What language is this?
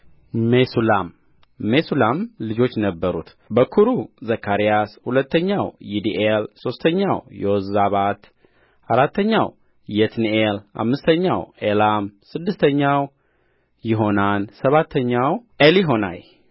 Amharic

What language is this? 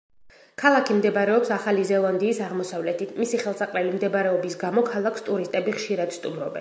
Georgian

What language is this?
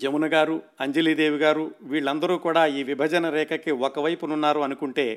Telugu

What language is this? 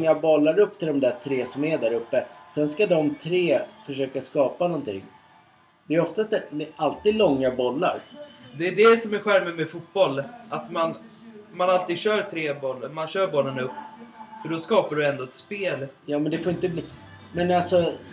Swedish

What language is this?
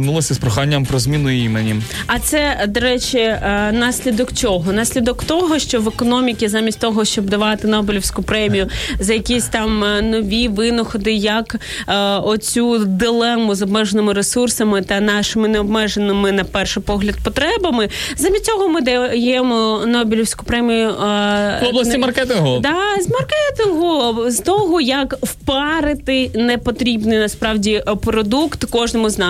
Ukrainian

